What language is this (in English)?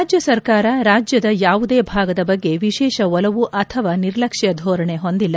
Kannada